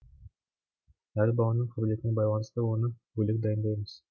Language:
Kazakh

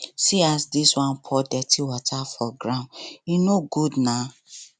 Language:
Nigerian Pidgin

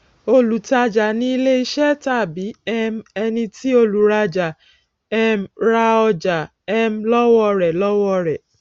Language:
Yoruba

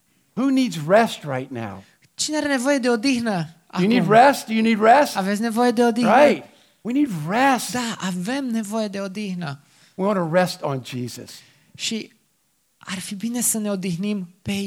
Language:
Romanian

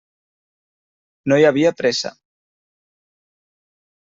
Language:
Catalan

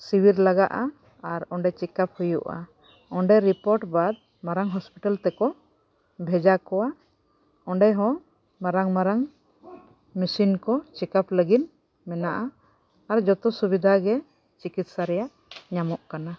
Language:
Santali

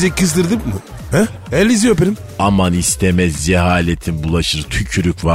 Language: Turkish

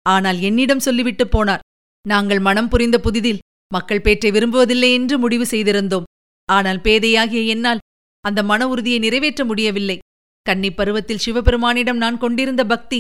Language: Tamil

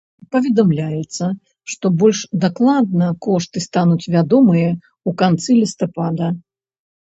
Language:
Belarusian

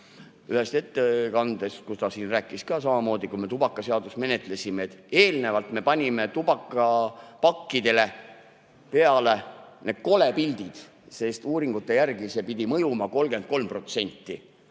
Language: Estonian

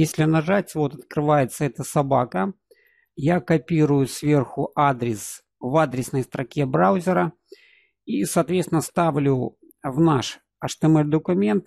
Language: Russian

